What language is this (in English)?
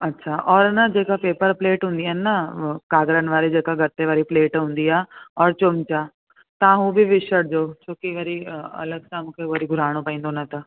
Sindhi